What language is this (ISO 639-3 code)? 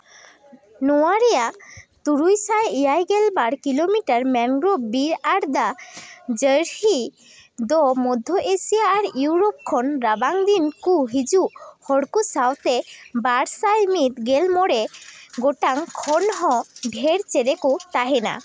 sat